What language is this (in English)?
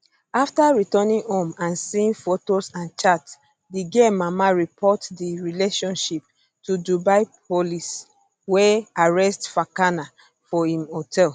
Nigerian Pidgin